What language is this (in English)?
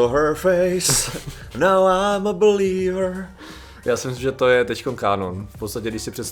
Czech